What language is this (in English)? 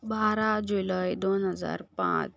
Konkani